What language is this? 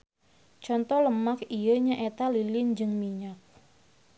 Sundanese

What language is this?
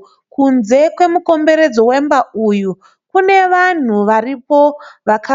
Shona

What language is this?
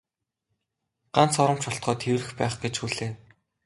Mongolian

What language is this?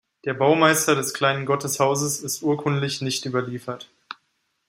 German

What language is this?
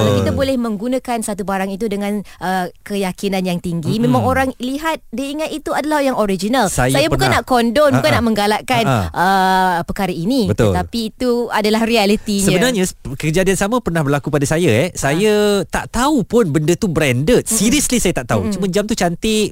Malay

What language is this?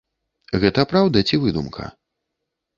Belarusian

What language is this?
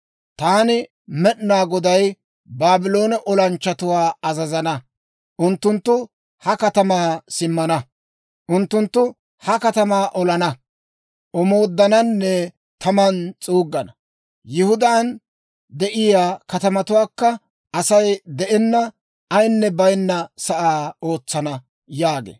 Dawro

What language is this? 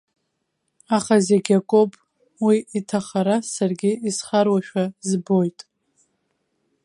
Abkhazian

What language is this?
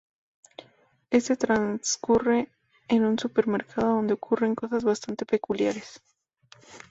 Spanish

